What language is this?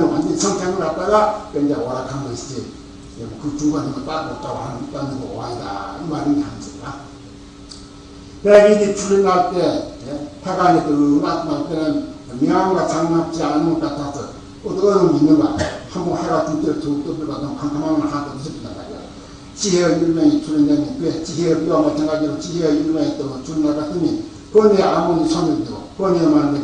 Korean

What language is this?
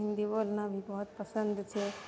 Maithili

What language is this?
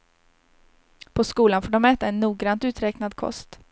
Swedish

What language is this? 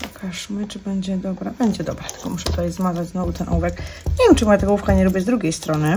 Polish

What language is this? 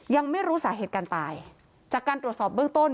Thai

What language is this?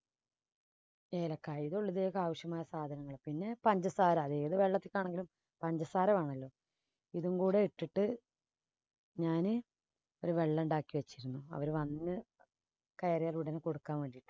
Malayalam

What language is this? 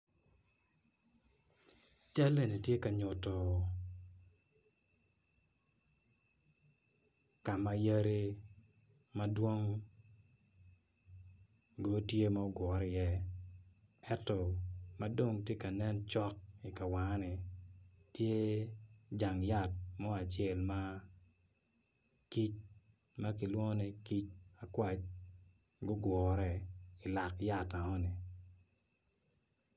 Acoli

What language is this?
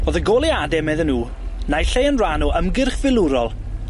Welsh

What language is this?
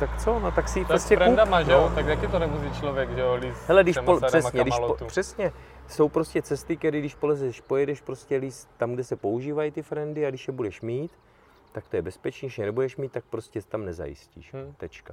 Czech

